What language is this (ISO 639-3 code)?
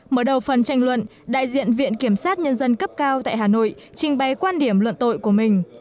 vie